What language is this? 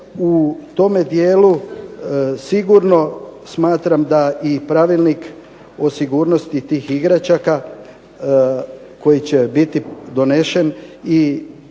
Croatian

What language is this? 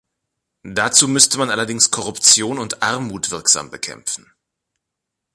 German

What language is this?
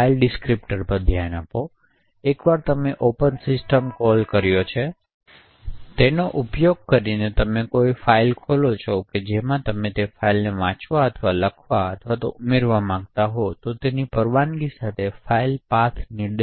Gujarati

